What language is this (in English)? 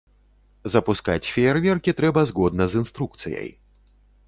Belarusian